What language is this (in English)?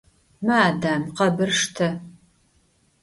Adyghe